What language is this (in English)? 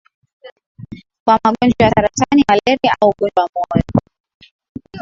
Swahili